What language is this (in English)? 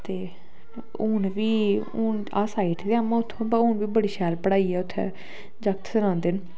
Dogri